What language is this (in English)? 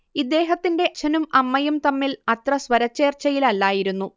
Malayalam